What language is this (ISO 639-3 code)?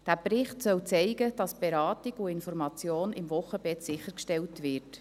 gsw